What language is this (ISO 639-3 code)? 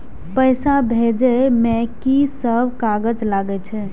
mai